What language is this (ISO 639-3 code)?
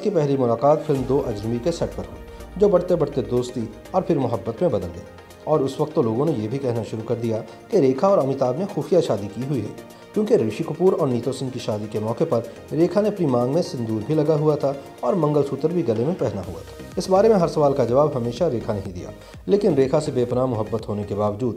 hin